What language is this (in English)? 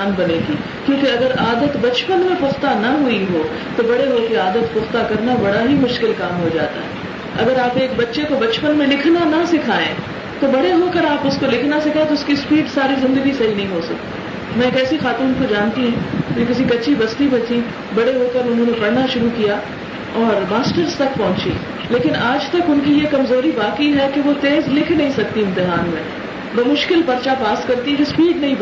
Urdu